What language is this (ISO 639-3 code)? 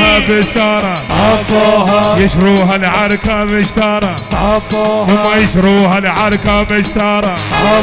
ara